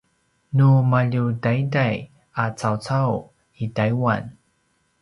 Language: Paiwan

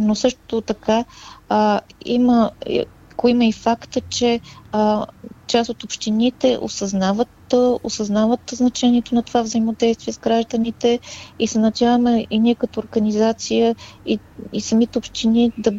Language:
Bulgarian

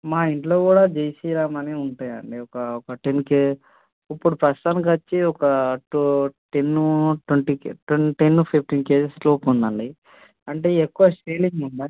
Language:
Telugu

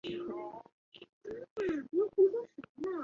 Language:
Chinese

